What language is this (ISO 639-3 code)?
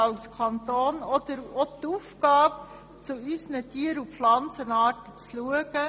gsw